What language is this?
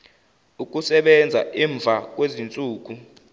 Zulu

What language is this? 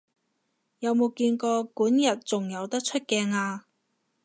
Cantonese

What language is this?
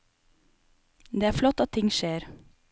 Norwegian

